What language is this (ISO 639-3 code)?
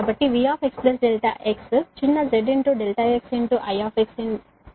tel